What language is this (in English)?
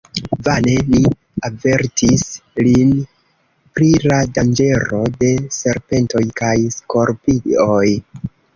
Esperanto